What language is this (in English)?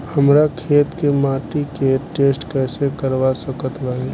Bhojpuri